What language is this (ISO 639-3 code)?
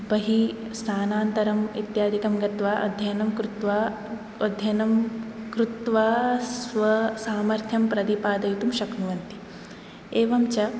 san